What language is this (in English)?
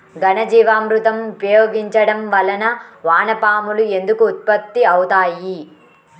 Telugu